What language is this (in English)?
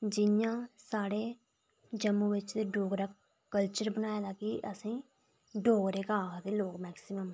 Dogri